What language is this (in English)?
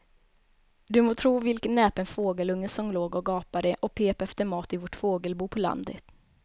Swedish